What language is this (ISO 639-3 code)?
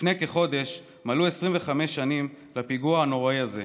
heb